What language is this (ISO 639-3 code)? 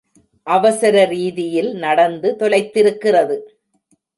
tam